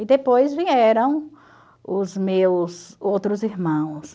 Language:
Portuguese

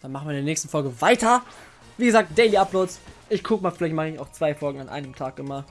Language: German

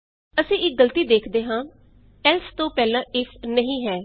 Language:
Punjabi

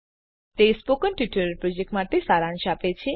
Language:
Gujarati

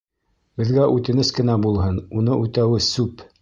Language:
Bashkir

